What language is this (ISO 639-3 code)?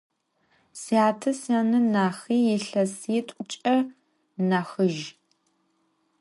ady